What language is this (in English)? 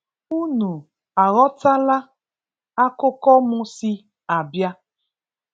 Igbo